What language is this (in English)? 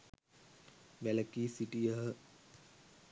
Sinhala